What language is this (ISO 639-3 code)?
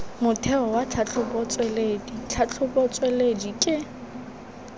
tsn